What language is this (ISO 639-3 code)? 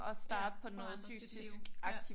dan